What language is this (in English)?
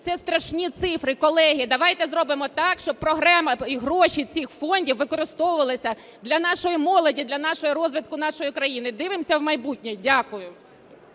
Ukrainian